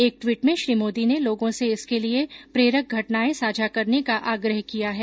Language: Hindi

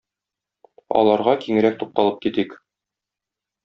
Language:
Tatar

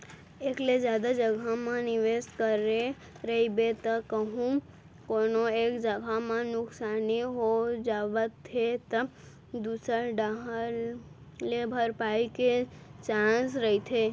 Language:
Chhattisgarhi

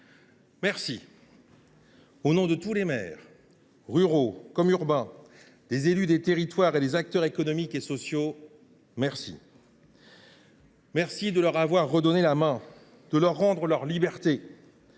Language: French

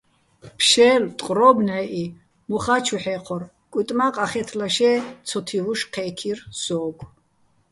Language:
Bats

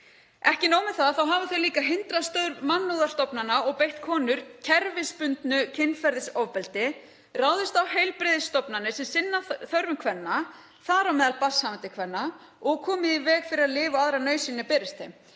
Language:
Icelandic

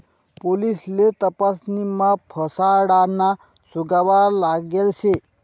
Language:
Marathi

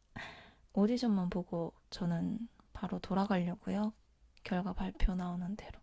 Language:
Korean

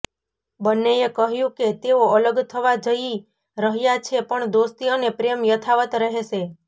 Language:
Gujarati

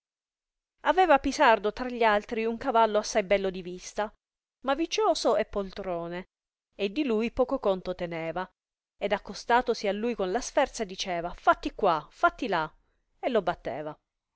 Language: Italian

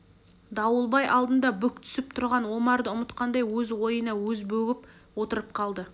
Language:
Kazakh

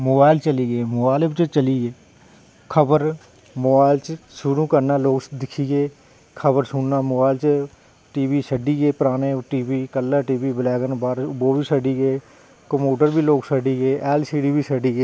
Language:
Dogri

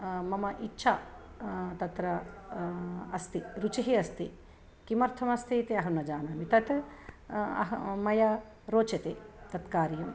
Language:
Sanskrit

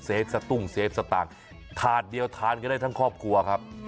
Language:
Thai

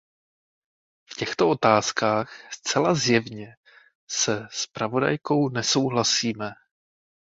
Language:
Czech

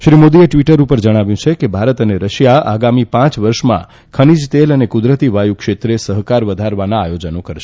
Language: Gujarati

